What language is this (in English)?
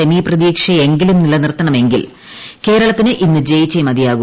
Malayalam